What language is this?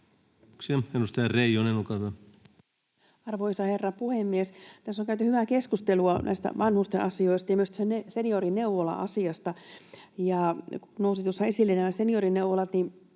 Finnish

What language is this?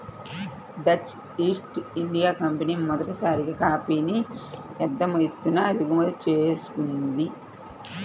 Telugu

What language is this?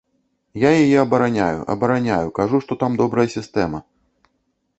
Belarusian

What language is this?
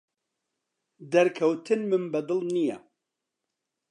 Central Kurdish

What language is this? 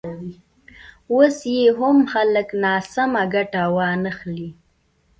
Pashto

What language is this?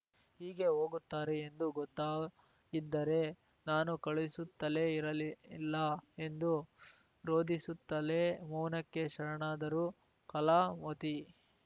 Kannada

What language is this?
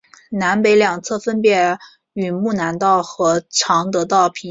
Chinese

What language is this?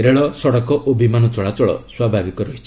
Odia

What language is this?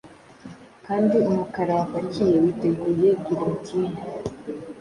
Kinyarwanda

